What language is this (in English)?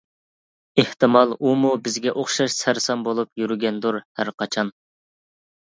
Uyghur